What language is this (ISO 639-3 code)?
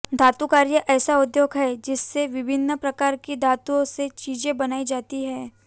hin